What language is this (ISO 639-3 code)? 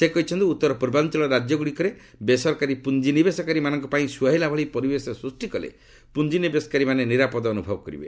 ori